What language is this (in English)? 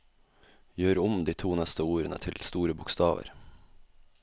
Norwegian